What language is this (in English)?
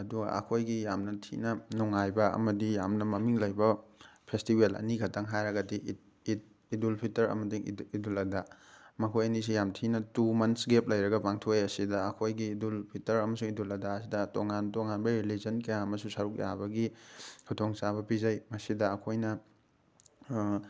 Manipuri